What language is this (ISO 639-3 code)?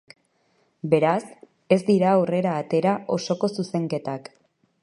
eus